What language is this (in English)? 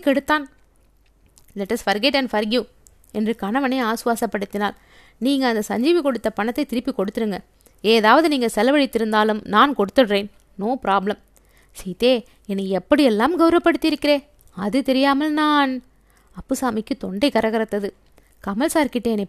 Tamil